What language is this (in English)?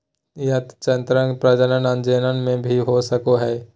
Magahi